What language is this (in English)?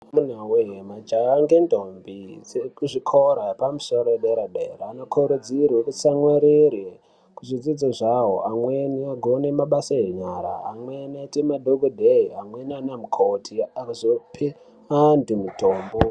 Ndau